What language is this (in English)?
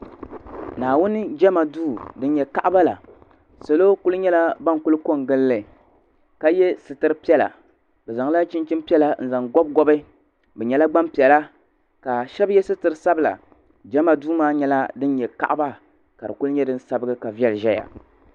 Dagbani